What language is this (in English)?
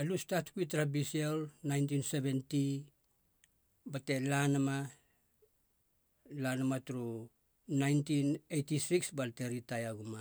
Halia